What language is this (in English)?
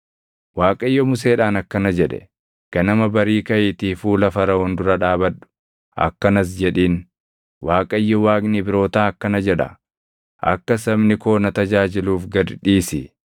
Oromo